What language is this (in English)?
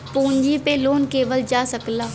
Bhojpuri